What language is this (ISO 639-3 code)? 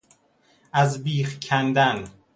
fas